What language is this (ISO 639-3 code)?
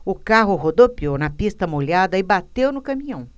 por